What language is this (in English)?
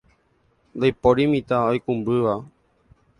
Guarani